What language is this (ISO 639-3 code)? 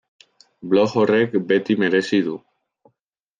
eus